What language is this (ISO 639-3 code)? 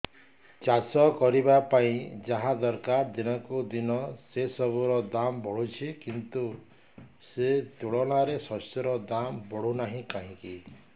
ori